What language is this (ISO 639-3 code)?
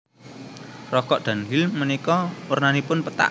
jav